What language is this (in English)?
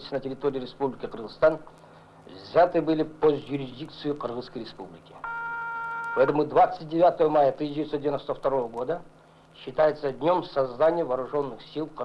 Russian